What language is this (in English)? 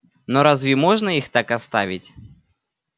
Russian